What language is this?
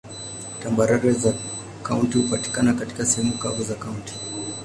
Swahili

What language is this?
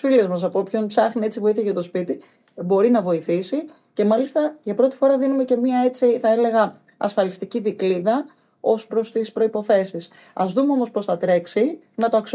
Greek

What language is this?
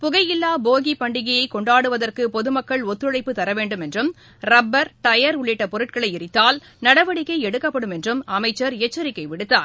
Tamil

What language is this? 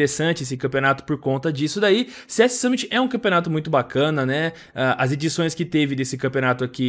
Portuguese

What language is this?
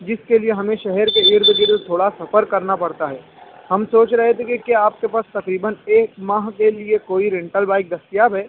Urdu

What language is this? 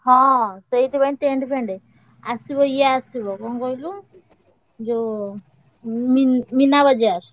Odia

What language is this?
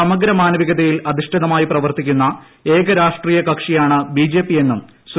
Malayalam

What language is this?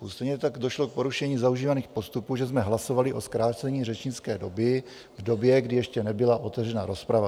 Czech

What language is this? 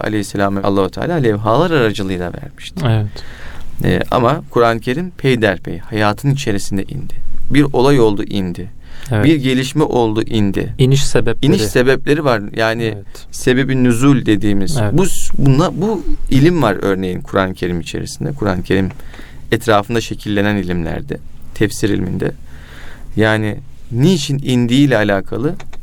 Turkish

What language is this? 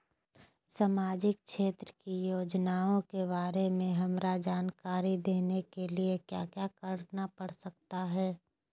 Magahi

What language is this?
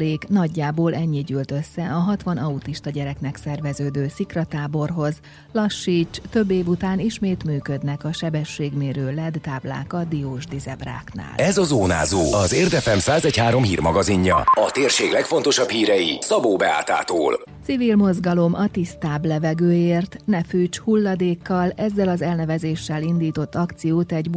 Hungarian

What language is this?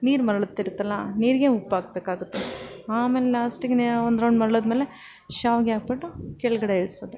Kannada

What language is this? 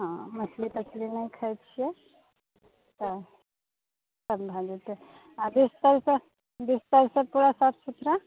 Maithili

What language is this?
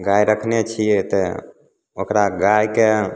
Maithili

